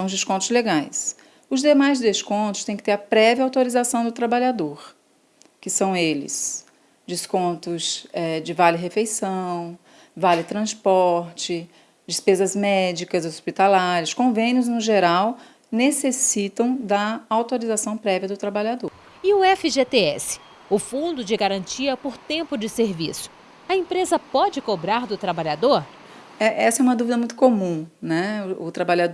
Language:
Portuguese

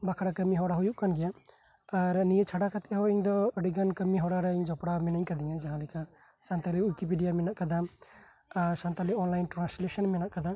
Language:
Santali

